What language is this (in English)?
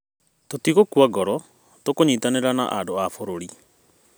Kikuyu